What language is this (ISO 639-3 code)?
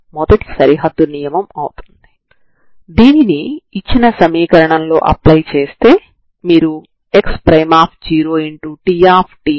tel